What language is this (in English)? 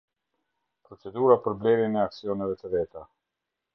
Albanian